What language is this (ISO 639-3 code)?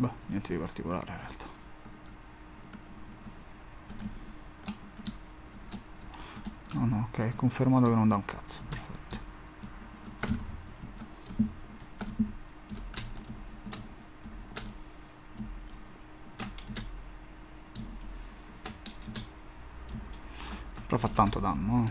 ita